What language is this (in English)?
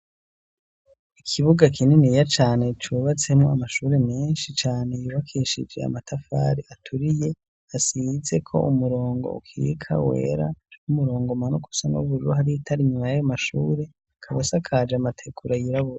Rundi